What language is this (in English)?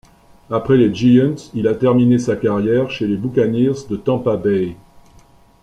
French